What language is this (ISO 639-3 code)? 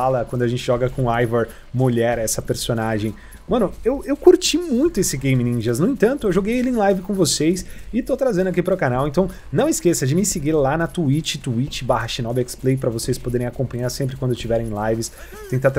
por